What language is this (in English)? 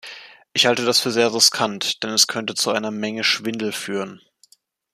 German